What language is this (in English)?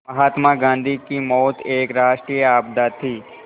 Hindi